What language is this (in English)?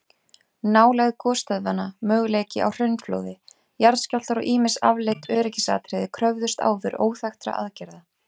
Icelandic